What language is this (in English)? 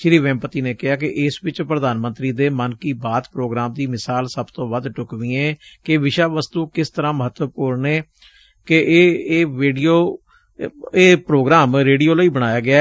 Punjabi